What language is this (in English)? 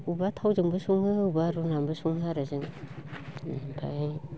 Bodo